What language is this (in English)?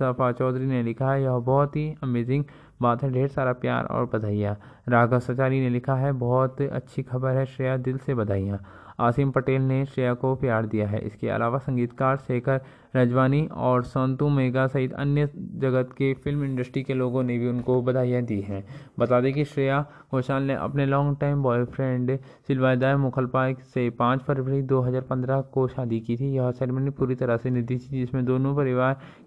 Hindi